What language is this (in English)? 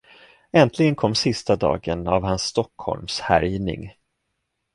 Swedish